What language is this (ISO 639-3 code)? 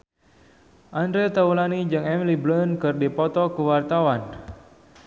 sun